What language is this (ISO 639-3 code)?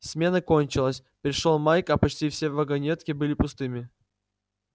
rus